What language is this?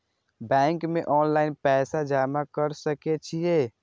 Maithili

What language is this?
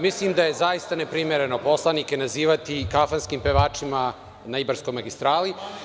Serbian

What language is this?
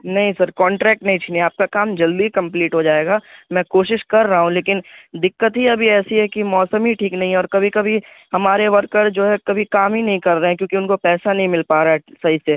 Urdu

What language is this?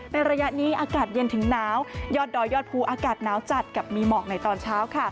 Thai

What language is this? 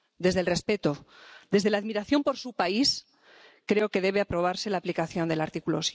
Spanish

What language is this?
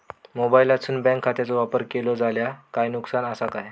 Marathi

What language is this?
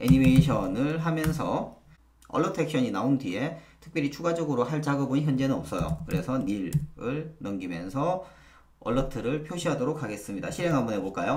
Korean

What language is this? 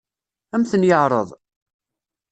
Kabyle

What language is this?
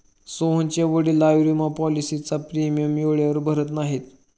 Marathi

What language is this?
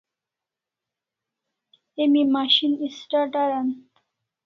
Kalasha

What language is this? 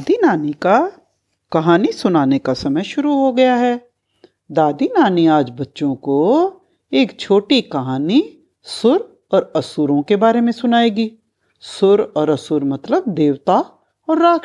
Hindi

